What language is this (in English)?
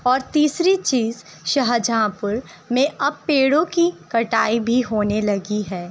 Urdu